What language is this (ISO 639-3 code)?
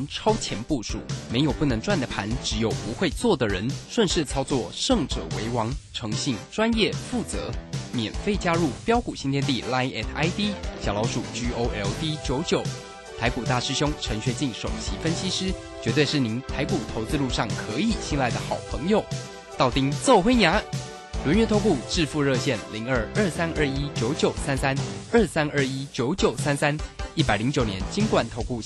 zho